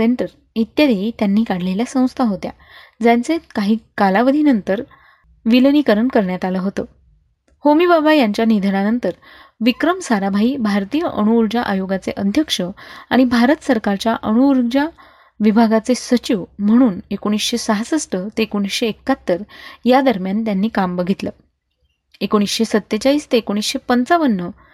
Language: Marathi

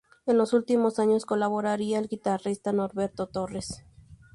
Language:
Spanish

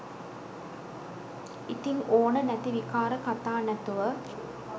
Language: Sinhala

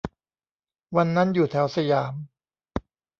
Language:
Thai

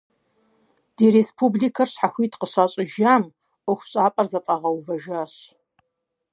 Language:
Kabardian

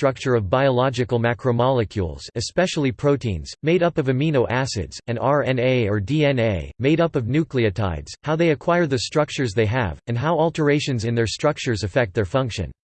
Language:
English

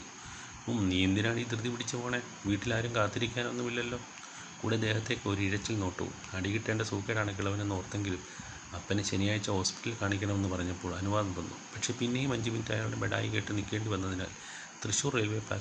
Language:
Malayalam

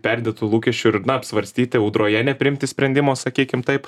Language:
Lithuanian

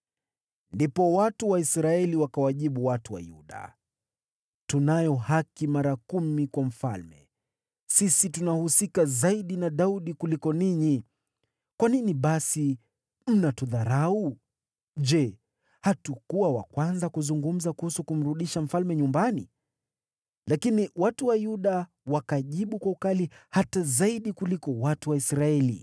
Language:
Swahili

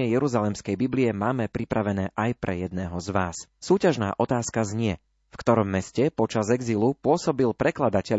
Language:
Slovak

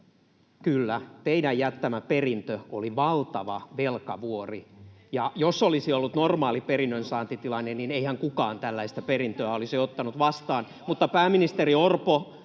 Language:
Finnish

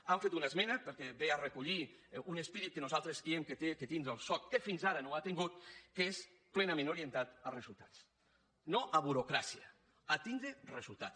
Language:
Catalan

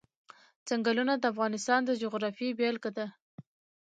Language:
Pashto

